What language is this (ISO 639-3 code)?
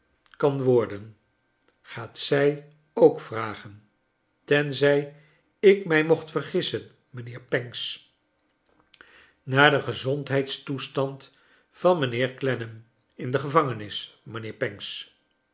nld